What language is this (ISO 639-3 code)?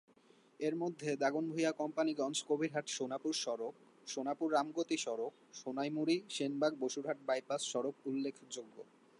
ben